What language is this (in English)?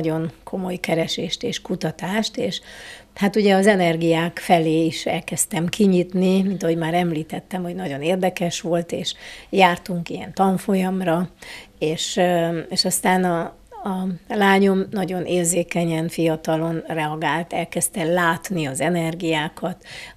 Hungarian